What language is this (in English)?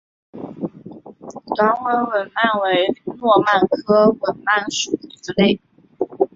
Chinese